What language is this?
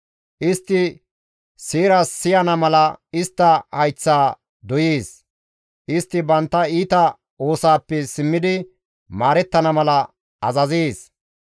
Gamo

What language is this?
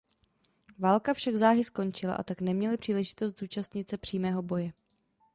Czech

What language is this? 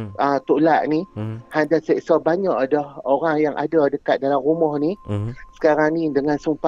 Malay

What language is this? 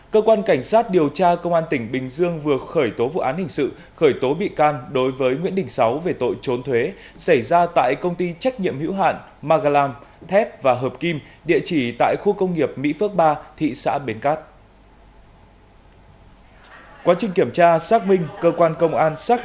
Vietnamese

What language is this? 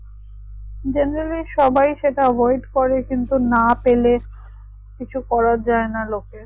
Bangla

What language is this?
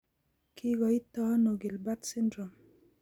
Kalenjin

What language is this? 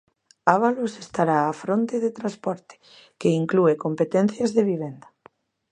Galician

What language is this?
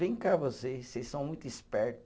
Portuguese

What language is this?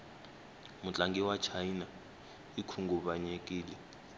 Tsonga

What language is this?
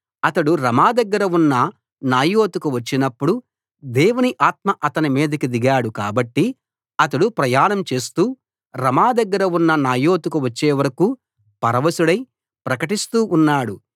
Telugu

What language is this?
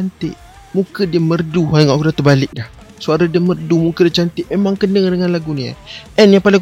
Malay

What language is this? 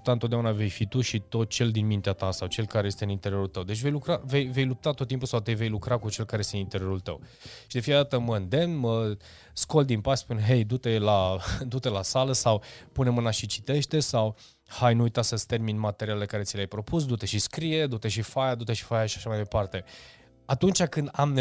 Romanian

